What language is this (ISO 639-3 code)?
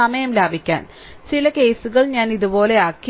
mal